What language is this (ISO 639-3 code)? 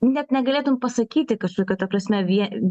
lit